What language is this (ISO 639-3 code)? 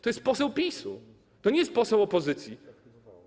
pol